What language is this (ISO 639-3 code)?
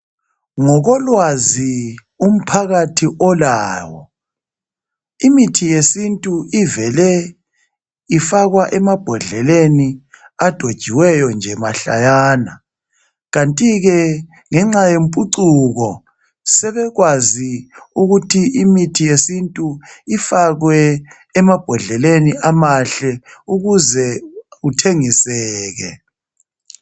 nde